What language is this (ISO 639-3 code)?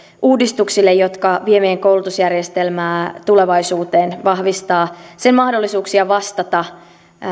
fin